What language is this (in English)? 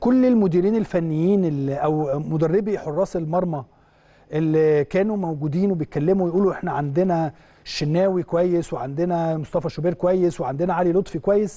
Arabic